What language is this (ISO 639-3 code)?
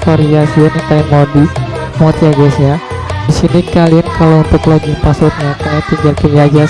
ind